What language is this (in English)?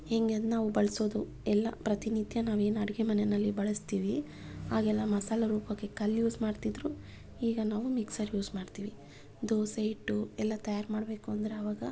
Kannada